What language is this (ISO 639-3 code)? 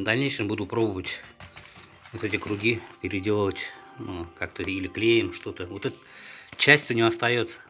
rus